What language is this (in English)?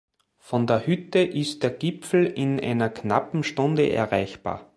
German